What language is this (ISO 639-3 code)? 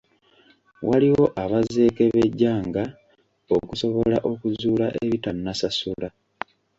lug